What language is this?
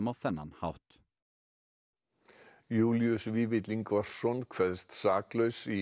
Icelandic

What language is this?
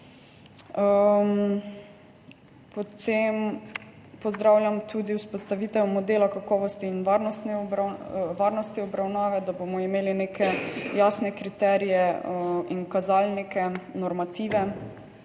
Slovenian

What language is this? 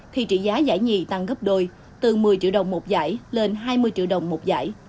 Vietnamese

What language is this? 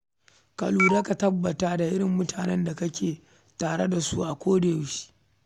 Hausa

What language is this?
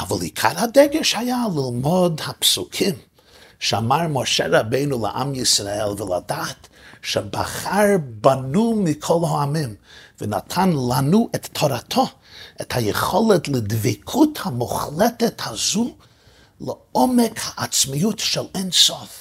Hebrew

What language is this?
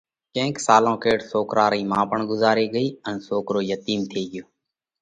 Parkari Koli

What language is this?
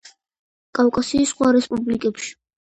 Georgian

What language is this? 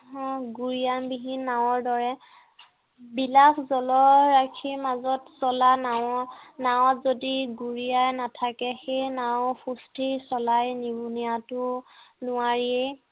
Assamese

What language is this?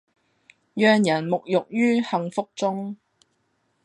Cantonese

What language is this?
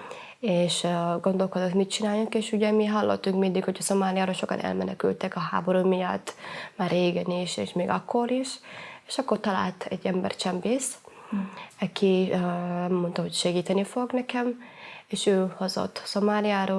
Hungarian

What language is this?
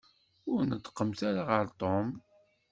Kabyle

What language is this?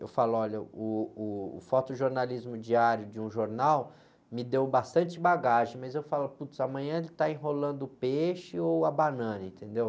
Portuguese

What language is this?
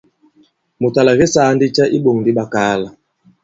Bankon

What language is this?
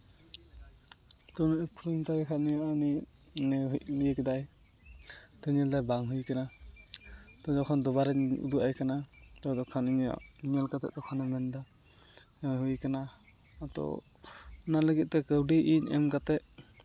Santali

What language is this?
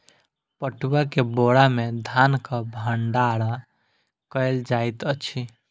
Maithili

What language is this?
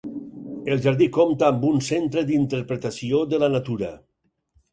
Catalan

